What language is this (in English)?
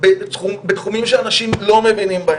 Hebrew